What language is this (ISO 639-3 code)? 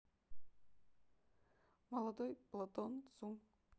rus